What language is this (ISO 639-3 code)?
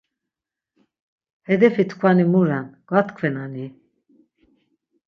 lzz